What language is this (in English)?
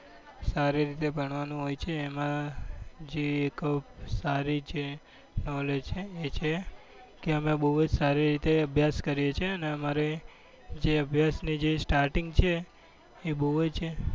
Gujarati